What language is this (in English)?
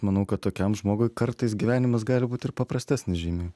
Lithuanian